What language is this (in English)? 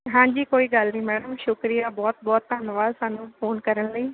Punjabi